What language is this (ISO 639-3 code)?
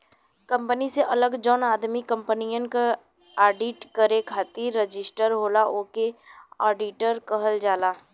bho